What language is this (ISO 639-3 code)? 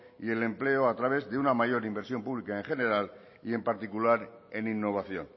spa